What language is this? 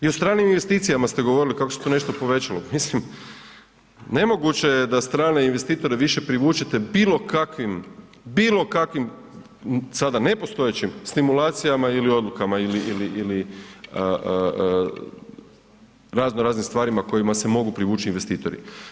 Croatian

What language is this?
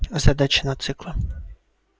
Russian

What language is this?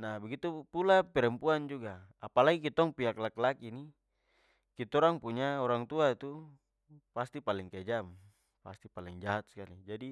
Papuan Malay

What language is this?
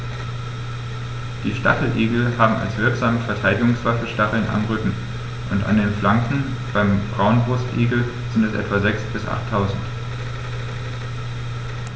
German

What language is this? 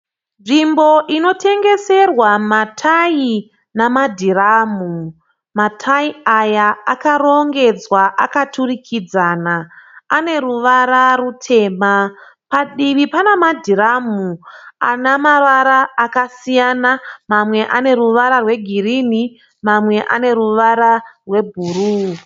Shona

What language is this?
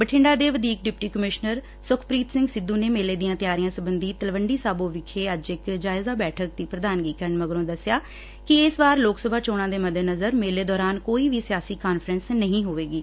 Punjabi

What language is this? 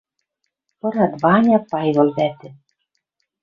Western Mari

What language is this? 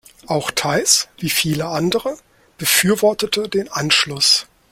German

